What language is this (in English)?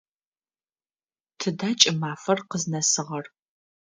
Adyghe